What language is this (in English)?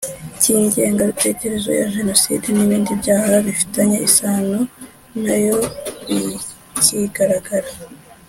Kinyarwanda